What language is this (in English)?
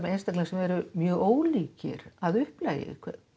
Icelandic